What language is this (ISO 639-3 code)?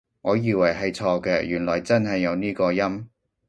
yue